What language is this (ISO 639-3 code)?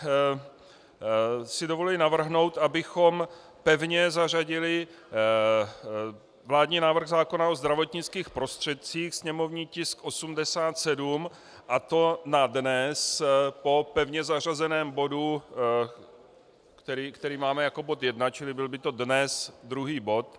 ces